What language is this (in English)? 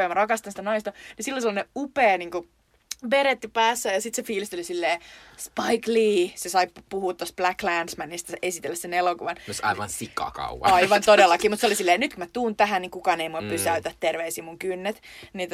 Finnish